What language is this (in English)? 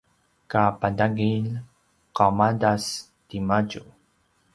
Paiwan